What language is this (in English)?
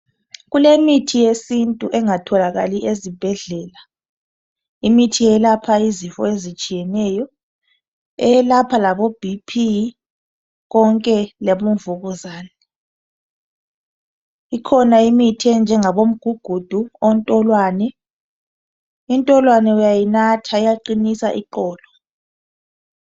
North Ndebele